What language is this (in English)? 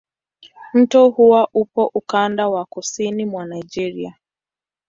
Swahili